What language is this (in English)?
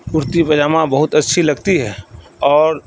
Urdu